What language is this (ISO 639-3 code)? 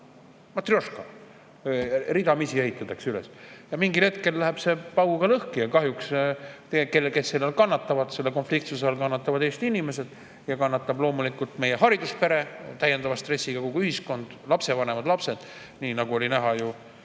est